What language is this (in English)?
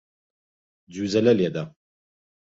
Central Kurdish